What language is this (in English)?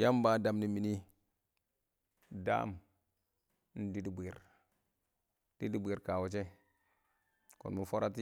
Awak